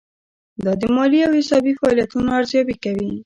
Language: Pashto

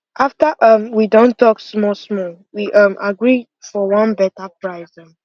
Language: Nigerian Pidgin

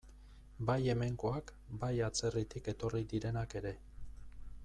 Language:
Basque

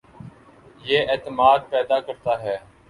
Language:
Urdu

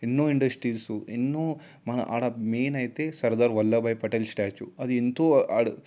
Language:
Telugu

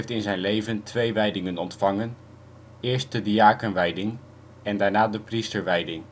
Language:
Dutch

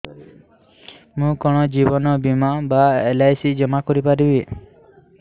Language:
Odia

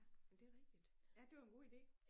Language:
Danish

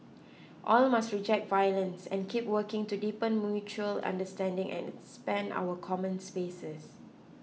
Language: English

